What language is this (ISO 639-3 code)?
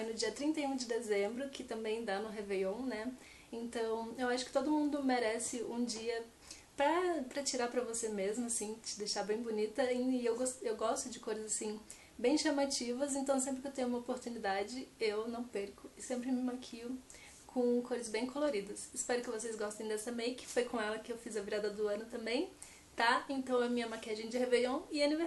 por